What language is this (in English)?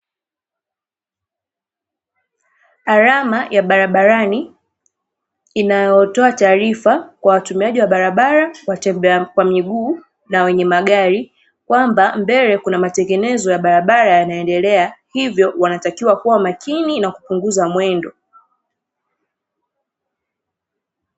Swahili